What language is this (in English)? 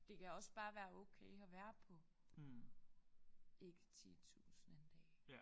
Danish